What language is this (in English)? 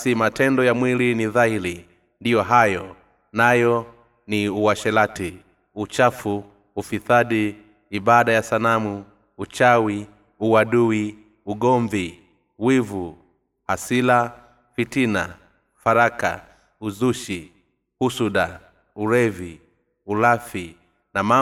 Swahili